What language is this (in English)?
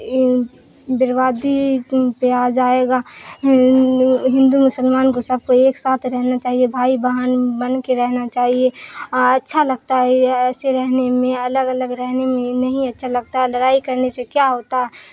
Urdu